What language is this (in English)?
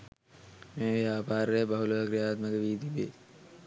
Sinhala